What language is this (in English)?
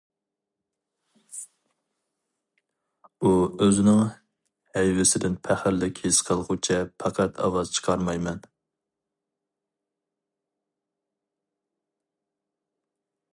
Uyghur